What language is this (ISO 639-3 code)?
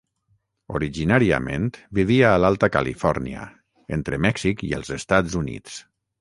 cat